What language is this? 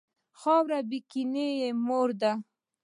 Pashto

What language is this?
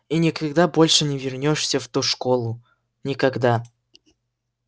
Russian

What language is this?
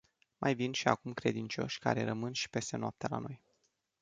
Romanian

